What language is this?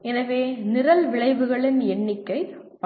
Tamil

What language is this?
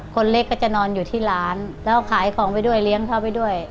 Thai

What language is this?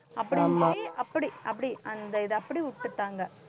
Tamil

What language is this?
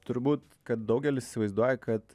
Lithuanian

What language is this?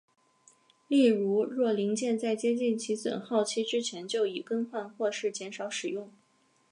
Chinese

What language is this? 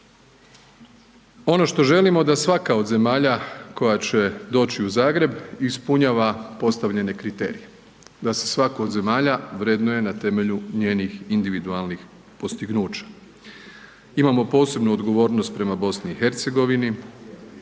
Croatian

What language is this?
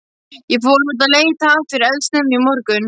Icelandic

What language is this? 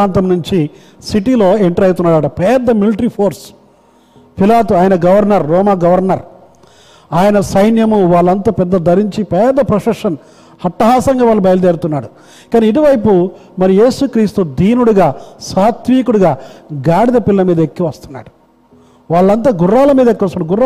Telugu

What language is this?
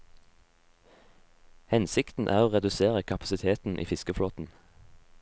Norwegian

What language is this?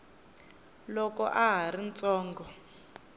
Tsonga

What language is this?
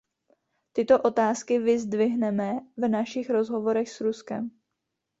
Czech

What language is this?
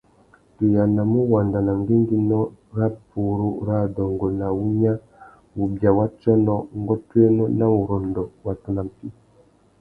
Tuki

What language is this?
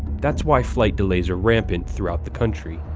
English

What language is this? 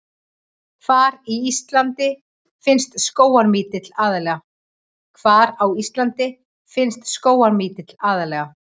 Icelandic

